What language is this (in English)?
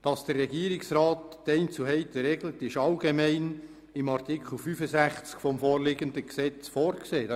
Swiss German